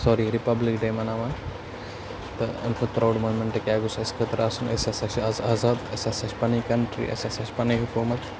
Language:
Kashmiri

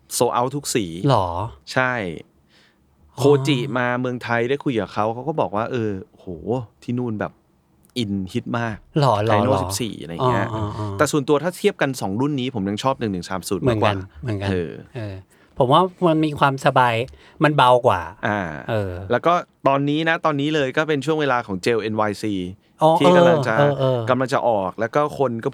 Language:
Thai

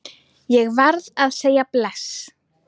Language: Icelandic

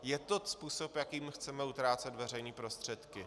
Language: Czech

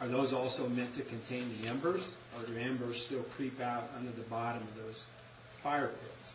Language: English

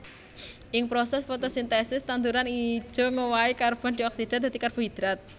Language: Javanese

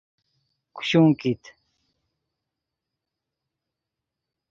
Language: Yidgha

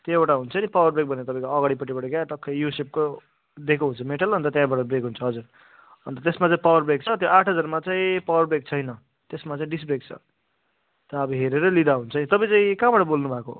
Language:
Nepali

